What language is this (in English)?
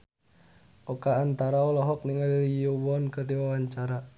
Sundanese